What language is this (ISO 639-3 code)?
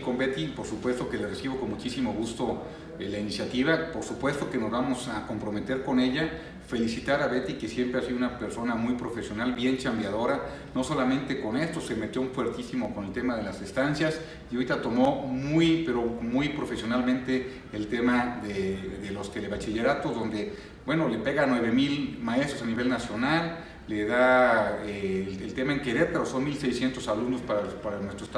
spa